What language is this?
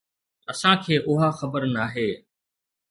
Sindhi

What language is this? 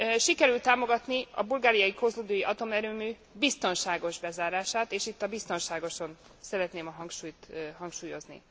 Hungarian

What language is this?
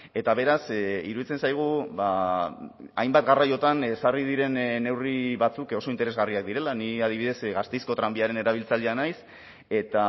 Basque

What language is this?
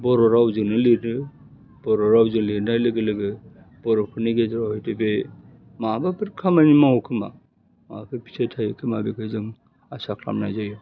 Bodo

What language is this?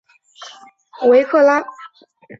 Chinese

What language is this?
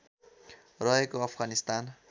Nepali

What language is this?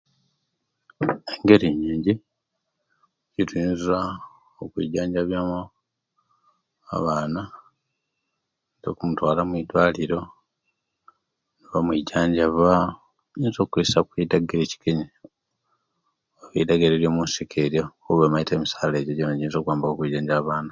Kenyi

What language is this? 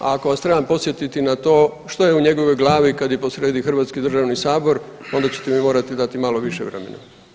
Croatian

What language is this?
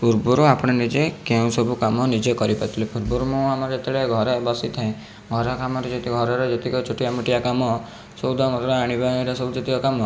Odia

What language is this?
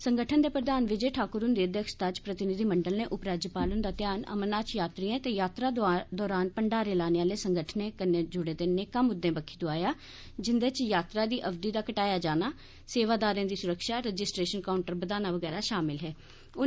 Dogri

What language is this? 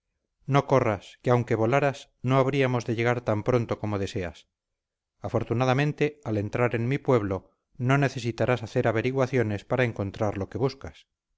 Spanish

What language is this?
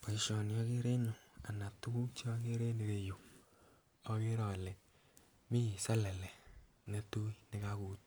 Kalenjin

